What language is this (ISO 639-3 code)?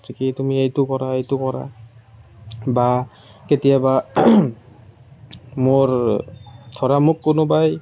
asm